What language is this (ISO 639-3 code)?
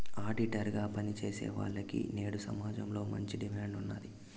tel